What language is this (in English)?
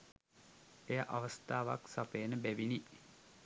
Sinhala